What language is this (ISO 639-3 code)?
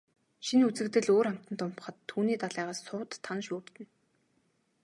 mon